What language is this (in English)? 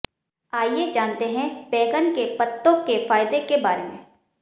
Hindi